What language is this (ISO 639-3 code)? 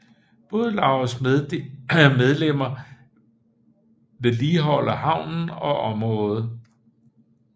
dan